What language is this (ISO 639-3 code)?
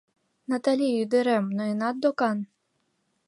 chm